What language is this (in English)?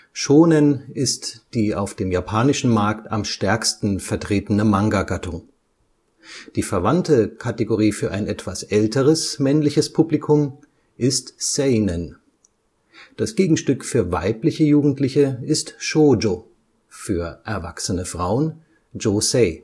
German